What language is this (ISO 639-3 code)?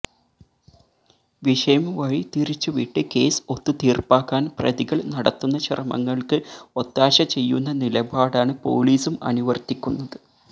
mal